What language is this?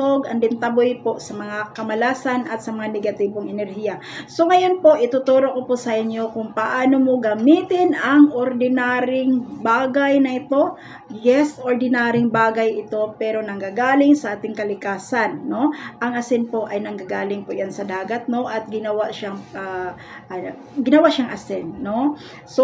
Filipino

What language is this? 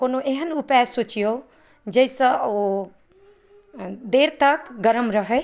Maithili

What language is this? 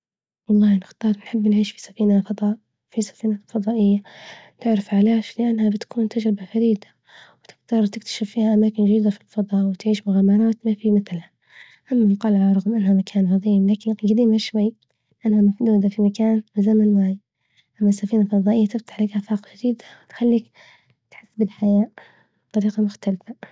Libyan Arabic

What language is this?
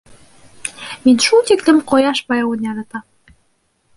Bashkir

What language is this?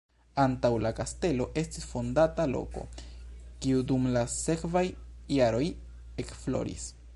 Esperanto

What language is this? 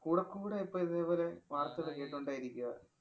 Malayalam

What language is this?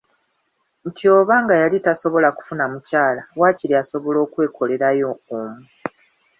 Ganda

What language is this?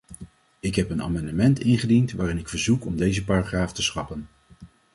Dutch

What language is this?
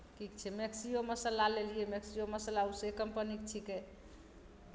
Maithili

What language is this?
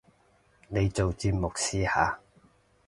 Cantonese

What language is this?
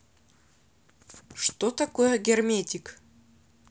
Russian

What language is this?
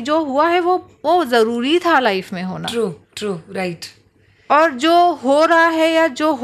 Hindi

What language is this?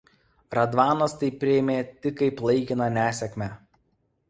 Lithuanian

